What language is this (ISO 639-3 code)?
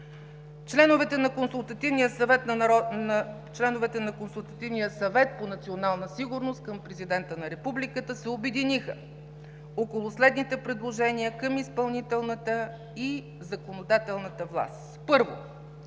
bul